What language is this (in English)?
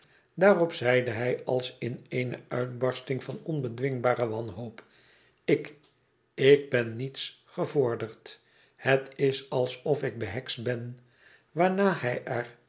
Dutch